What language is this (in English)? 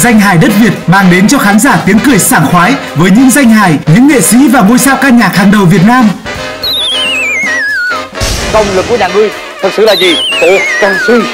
Vietnamese